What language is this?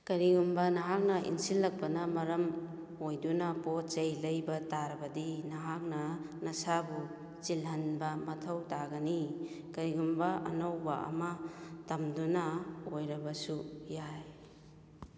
Manipuri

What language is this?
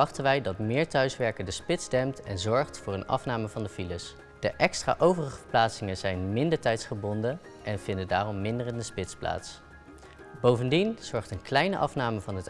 Dutch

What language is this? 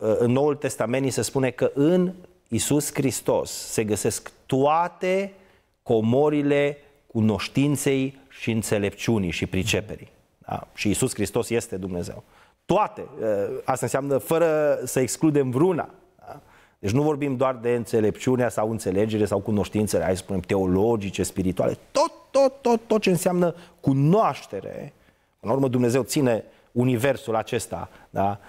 Romanian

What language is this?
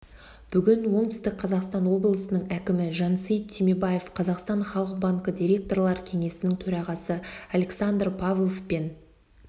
Kazakh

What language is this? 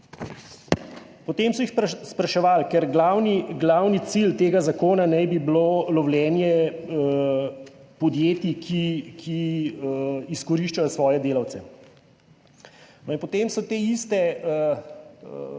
Slovenian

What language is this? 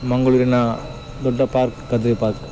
Kannada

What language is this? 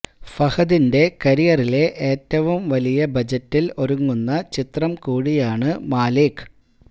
Malayalam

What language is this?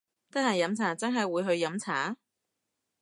Cantonese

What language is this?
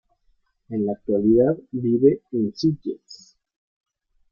Spanish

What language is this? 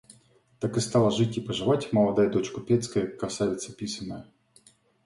Russian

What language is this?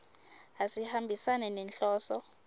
Swati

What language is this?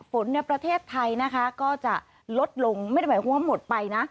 Thai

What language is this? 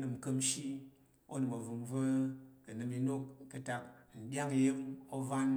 Tarok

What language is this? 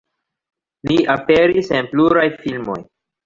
Esperanto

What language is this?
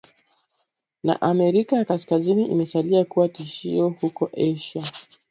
Swahili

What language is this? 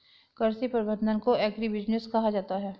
Hindi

